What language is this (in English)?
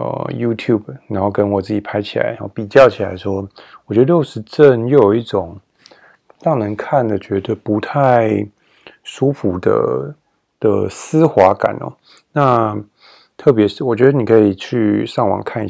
Chinese